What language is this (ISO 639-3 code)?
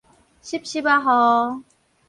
nan